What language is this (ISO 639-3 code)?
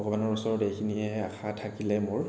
asm